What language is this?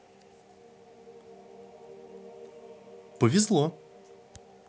Russian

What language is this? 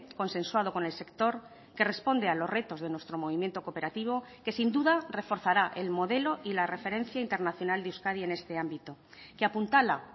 Spanish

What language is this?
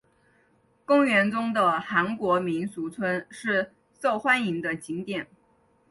Chinese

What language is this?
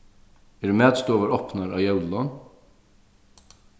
Faroese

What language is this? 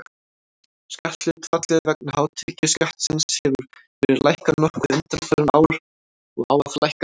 Icelandic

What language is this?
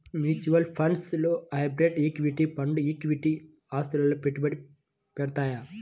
Telugu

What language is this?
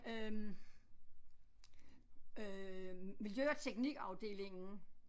Danish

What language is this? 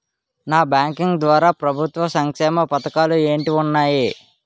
Telugu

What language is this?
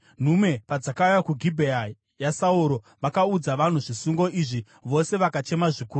Shona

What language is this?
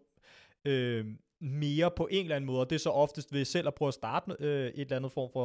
Danish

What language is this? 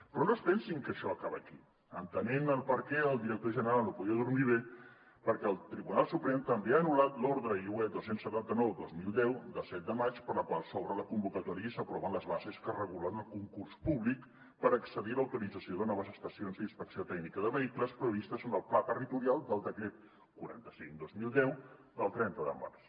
Catalan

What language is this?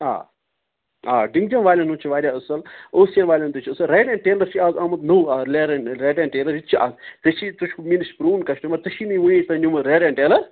Kashmiri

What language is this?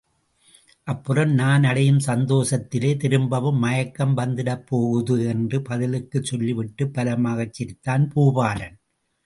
Tamil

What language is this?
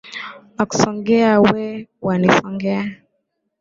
Swahili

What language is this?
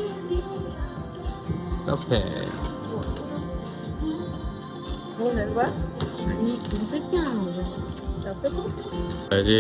Korean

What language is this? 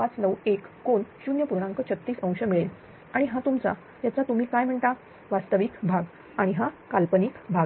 Marathi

